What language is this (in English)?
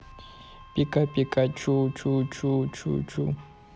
Russian